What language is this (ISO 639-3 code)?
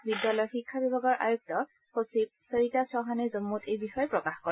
asm